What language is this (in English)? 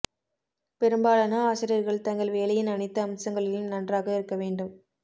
Tamil